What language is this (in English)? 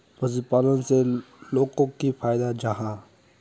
Magahi